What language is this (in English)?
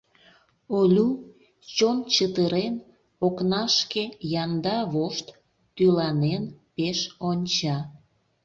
Mari